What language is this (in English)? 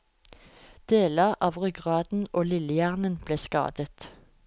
Norwegian